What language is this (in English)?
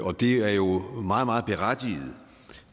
Danish